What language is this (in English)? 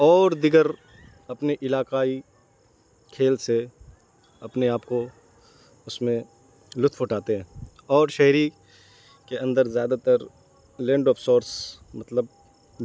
Urdu